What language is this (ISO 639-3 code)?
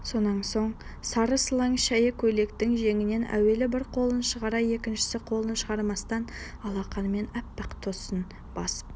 kaz